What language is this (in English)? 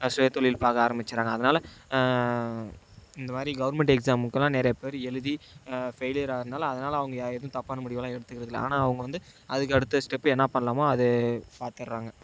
Tamil